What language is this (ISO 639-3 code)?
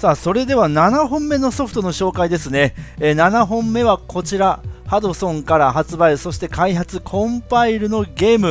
jpn